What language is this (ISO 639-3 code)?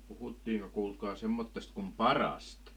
fin